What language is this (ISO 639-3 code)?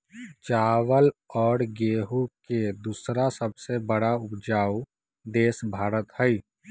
mag